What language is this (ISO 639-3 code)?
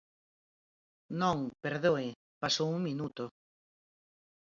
glg